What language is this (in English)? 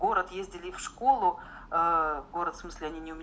Russian